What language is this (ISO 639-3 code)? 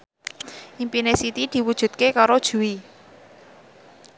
jav